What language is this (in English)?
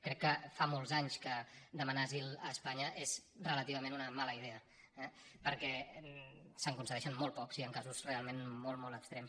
Catalan